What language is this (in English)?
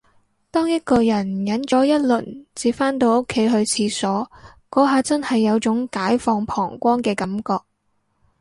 Cantonese